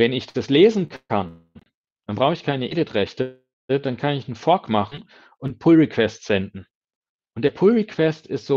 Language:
German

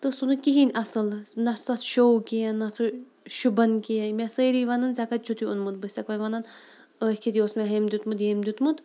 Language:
Kashmiri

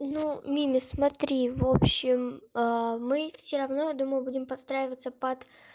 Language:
Russian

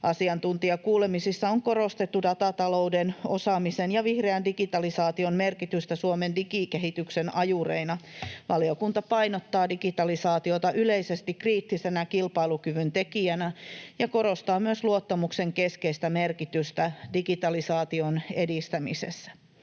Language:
Finnish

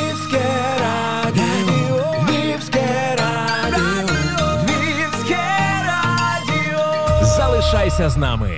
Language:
Ukrainian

